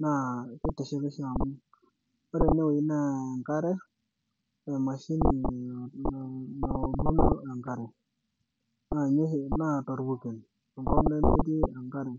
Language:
Masai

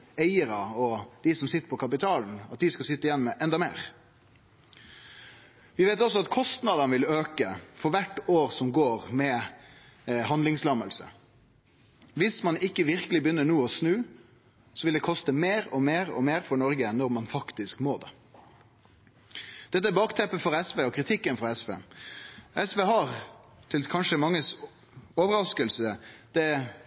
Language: Norwegian Nynorsk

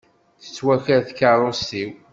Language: Kabyle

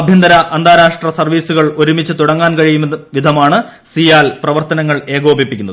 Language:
Malayalam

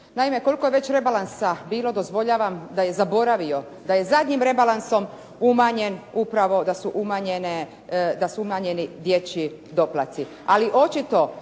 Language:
Croatian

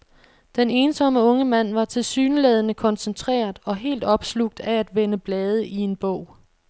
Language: Danish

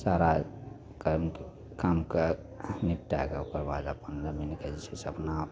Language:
Maithili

